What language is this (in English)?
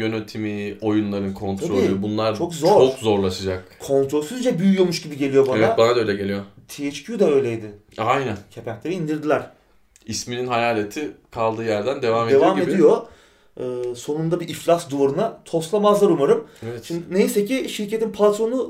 Turkish